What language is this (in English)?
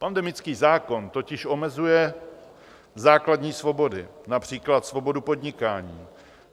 Czech